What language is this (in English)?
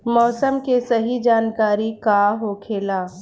Bhojpuri